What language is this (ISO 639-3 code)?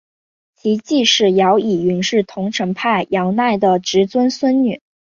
zho